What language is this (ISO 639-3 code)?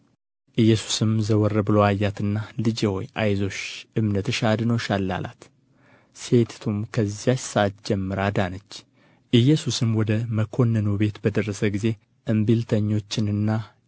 amh